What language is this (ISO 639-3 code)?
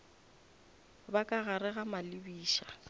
nso